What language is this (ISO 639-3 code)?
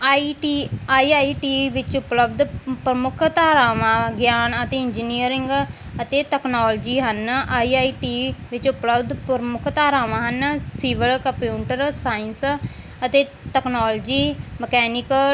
pan